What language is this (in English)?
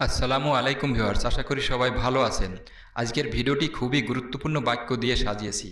Bangla